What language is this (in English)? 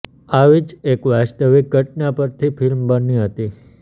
Gujarati